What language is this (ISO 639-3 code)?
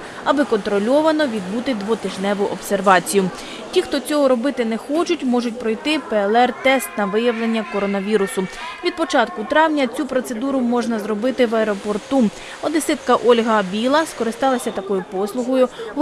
ukr